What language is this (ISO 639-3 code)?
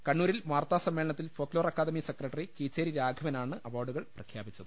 mal